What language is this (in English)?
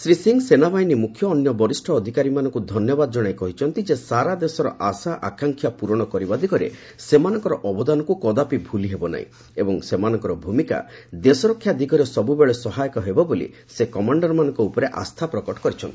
Odia